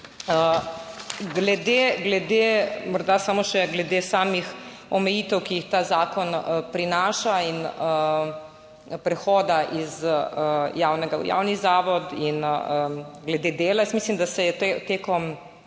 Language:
Slovenian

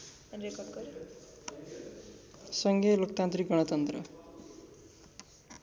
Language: Nepali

